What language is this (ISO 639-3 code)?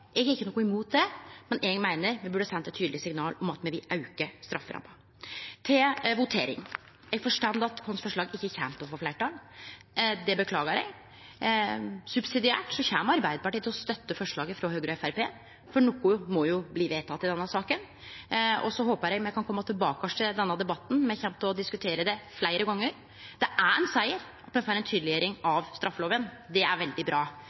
nno